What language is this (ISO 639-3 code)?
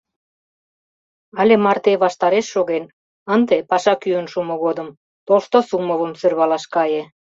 chm